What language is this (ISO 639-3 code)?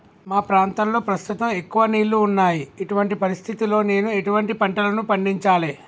tel